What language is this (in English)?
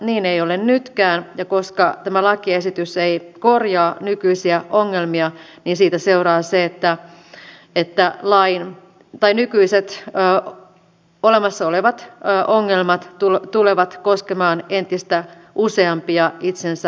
Finnish